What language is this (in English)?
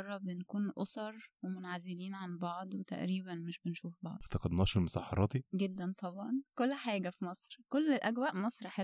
Arabic